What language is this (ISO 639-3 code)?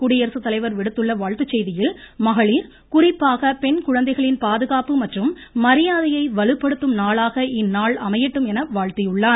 tam